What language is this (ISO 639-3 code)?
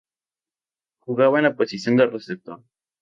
spa